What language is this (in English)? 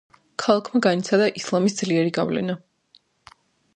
Georgian